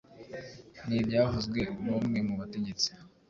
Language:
Kinyarwanda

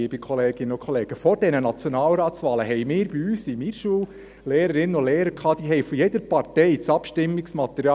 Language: Swiss German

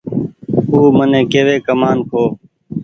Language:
Goaria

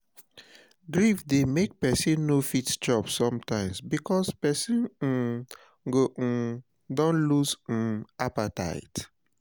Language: Nigerian Pidgin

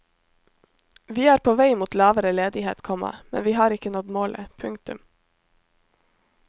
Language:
Norwegian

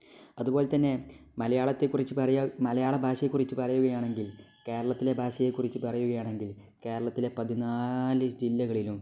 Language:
Malayalam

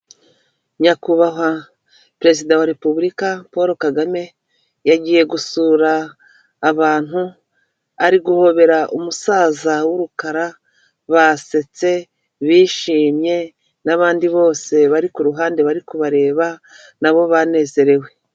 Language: Kinyarwanda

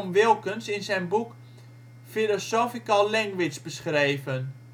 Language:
Dutch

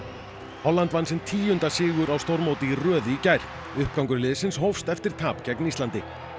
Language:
Icelandic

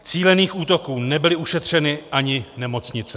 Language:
Czech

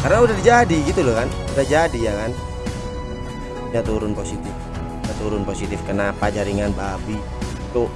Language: Indonesian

